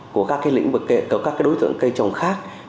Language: Vietnamese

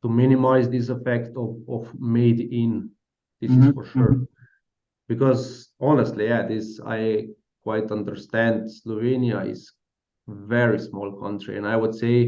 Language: English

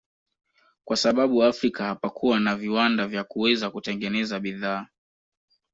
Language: Swahili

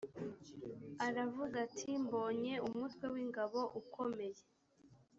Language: Kinyarwanda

